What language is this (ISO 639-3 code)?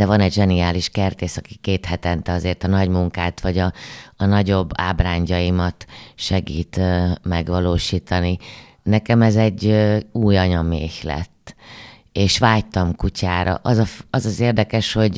hun